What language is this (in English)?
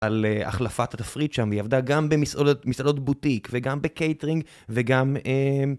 Hebrew